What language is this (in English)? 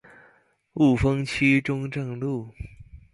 Chinese